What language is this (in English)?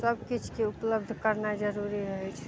Maithili